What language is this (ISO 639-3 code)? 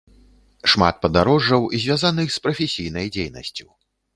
bel